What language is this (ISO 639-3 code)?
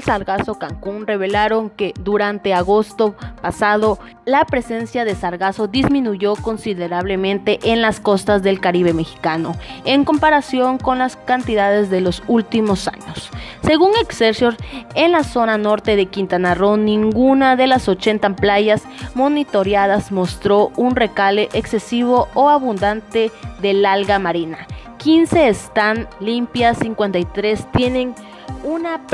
spa